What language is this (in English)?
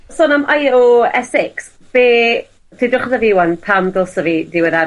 Welsh